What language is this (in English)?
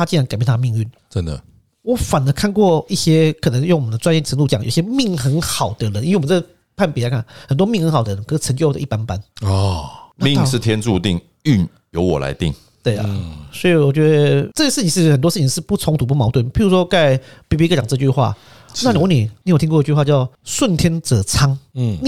Chinese